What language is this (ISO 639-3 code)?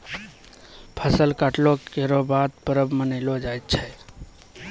mai